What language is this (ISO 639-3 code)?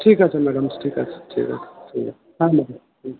ben